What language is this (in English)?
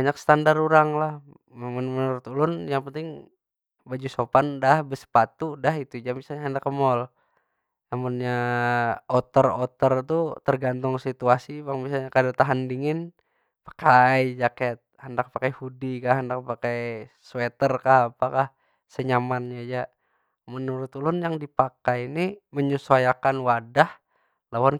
Banjar